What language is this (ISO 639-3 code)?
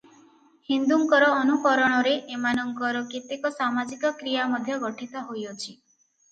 ori